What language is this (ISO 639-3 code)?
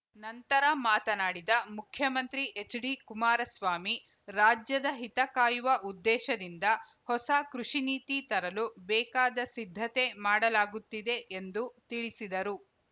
kan